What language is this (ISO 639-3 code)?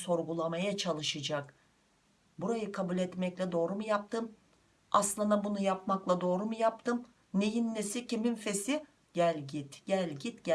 tur